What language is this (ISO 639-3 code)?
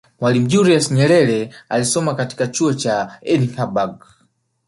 swa